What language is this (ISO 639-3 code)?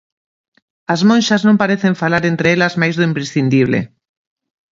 glg